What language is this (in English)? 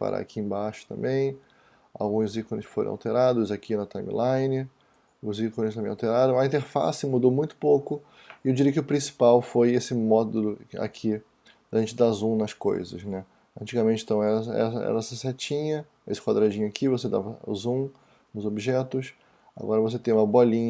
Portuguese